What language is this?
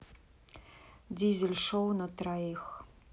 Russian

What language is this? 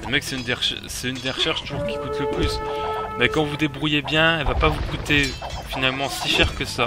French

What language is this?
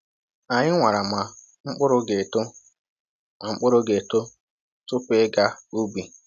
Igbo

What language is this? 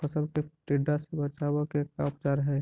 Magahi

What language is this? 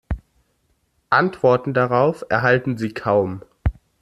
German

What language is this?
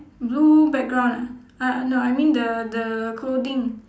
English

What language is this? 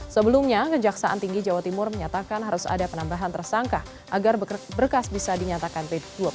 Indonesian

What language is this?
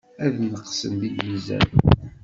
Kabyle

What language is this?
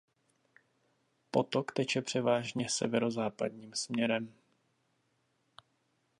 Czech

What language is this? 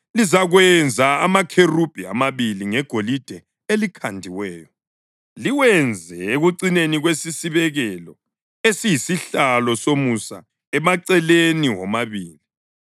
North Ndebele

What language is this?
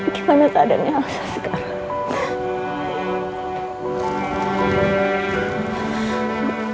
Indonesian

